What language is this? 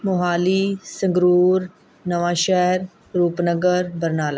Punjabi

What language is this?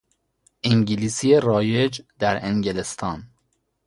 Persian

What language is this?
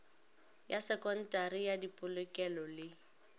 Northern Sotho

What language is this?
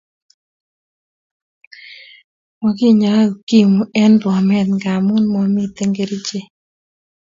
Kalenjin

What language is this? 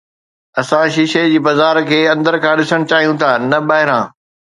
Sindhi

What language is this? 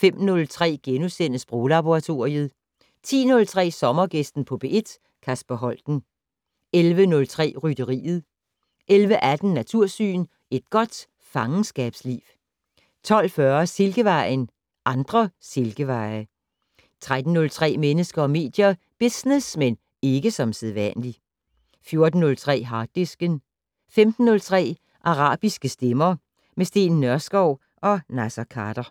Danish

